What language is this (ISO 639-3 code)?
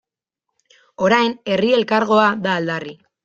eus